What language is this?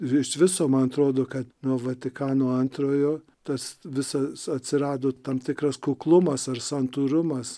Lithuanian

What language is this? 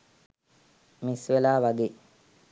Sinhala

